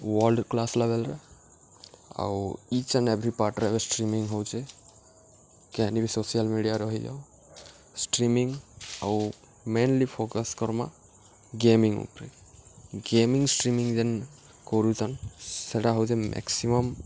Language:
Odia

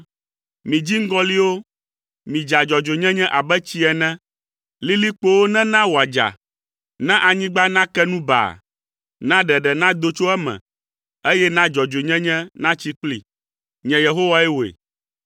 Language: Ewe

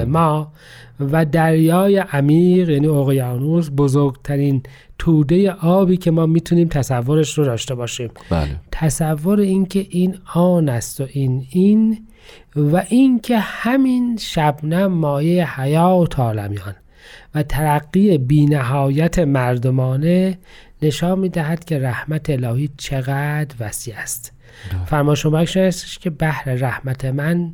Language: Persian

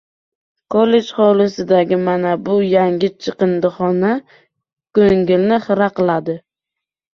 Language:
Uzbek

